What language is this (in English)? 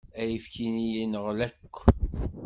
Kabyle